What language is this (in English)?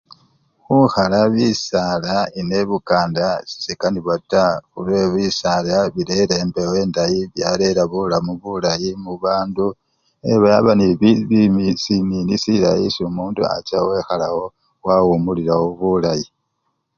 Luyia